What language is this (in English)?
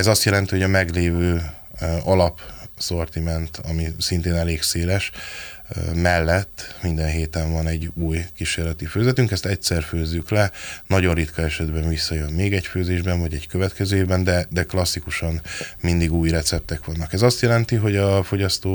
Hungarian